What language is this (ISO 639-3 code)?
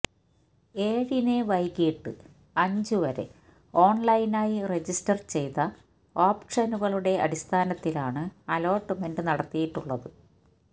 mal